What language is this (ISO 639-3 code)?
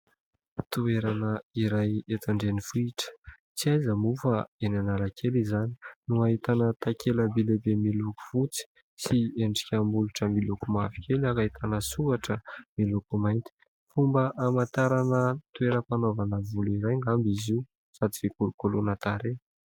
mlg